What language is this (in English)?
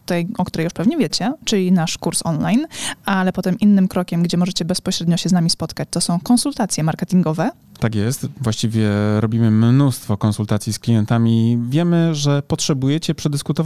Polish